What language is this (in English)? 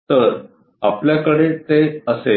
Marathi